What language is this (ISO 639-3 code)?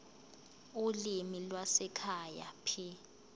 zul